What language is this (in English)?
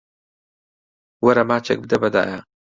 Central Kurdish